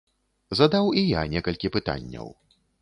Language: Belarusian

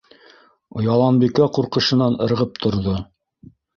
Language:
Bashkir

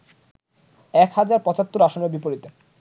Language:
Bangla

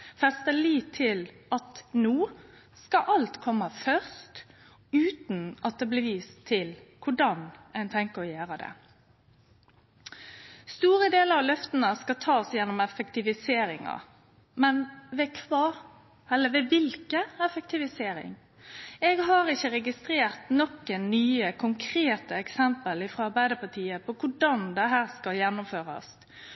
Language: Norwegian Nynorsk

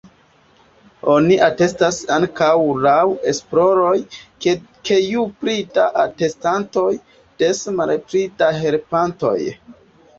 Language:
Esperanto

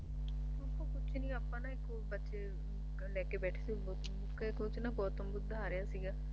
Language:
Punjabi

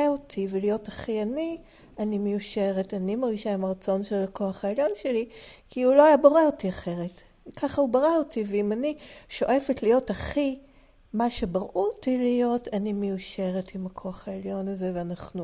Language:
Hebrew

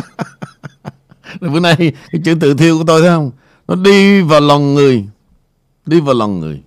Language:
Vietnamese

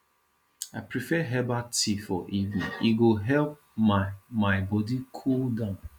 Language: Nigerian Pidgin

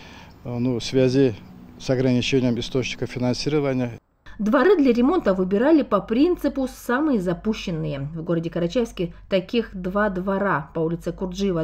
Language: Russian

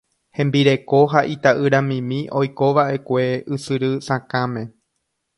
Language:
Guarani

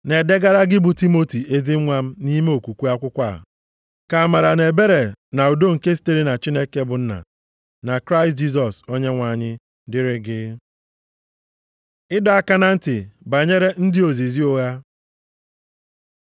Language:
Igbo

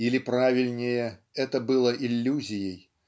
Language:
Russian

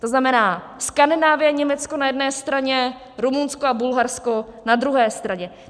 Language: Czech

